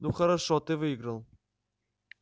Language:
Russian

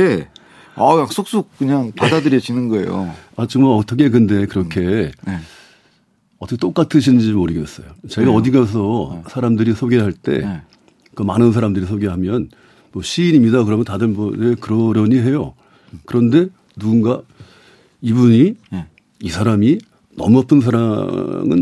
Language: Korean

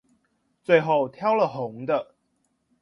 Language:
Chinese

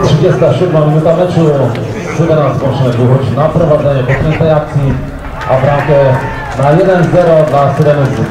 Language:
Polish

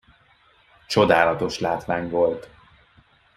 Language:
Hungarian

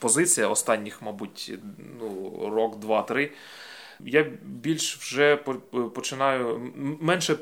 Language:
Ukrainian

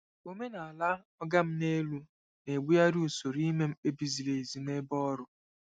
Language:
Igbo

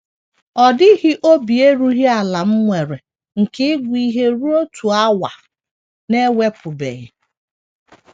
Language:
Igbo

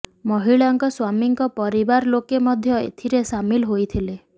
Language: Odia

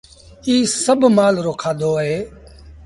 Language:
Sindhi Bhil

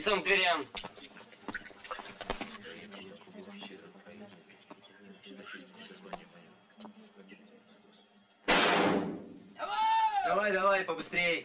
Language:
Russian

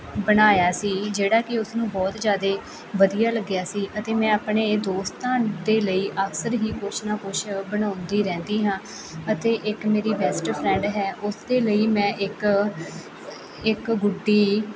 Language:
Punjabi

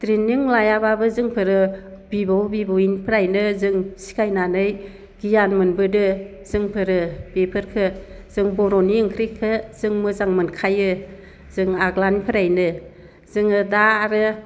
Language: Bodo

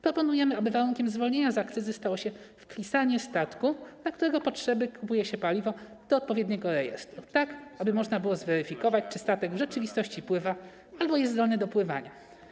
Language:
Polish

